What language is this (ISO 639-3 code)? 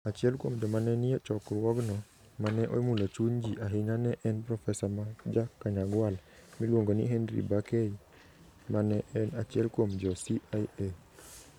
luo